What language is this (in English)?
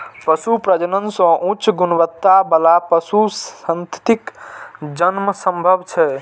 Maithili